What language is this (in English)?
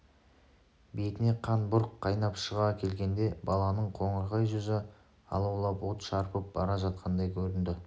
Kazakh